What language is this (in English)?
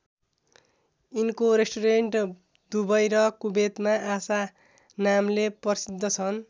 Nepali